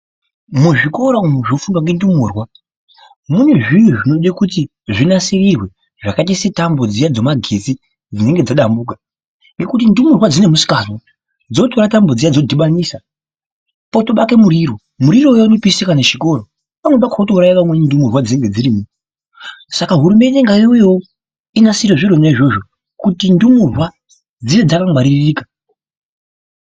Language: Ndau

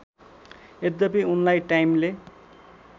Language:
Nepali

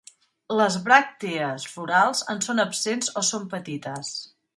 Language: Catalan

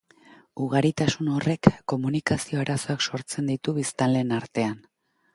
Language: Basque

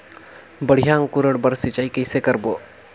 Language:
Chhattisgarhi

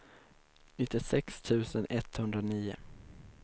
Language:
Swedish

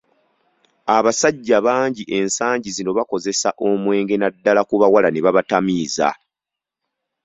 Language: Ganda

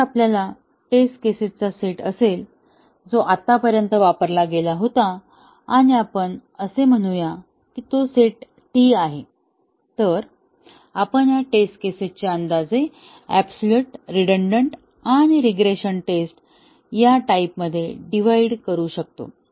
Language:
Marathi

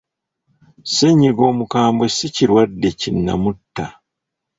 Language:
Ganda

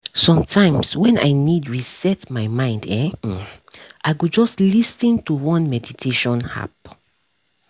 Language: Nigerian Pidgin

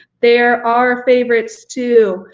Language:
English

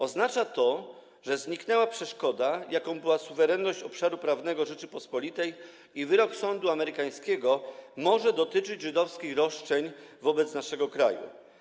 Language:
Polish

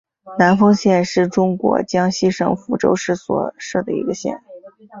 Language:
Chinese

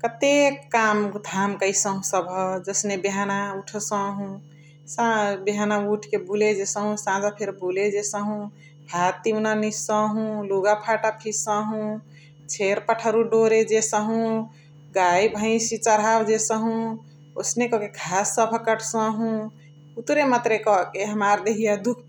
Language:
Chitwania Tharu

